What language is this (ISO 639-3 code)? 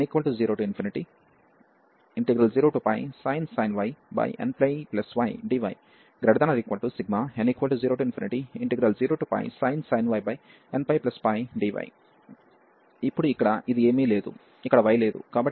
tel